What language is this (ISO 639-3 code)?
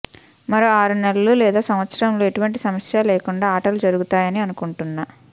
tel